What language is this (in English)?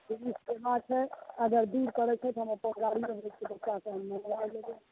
Maithili